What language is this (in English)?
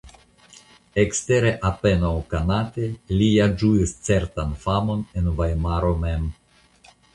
Esperanto